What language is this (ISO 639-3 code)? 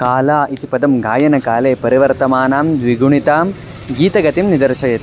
san